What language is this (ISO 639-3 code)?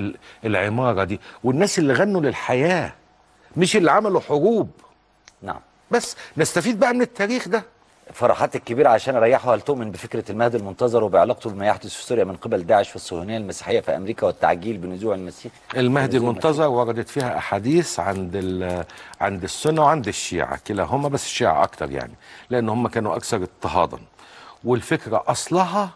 ara